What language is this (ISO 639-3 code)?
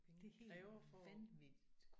dan